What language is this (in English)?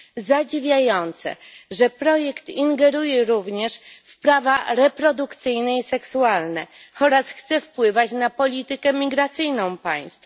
Polish